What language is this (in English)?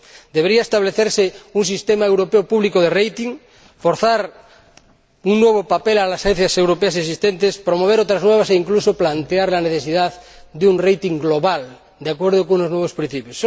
Spanish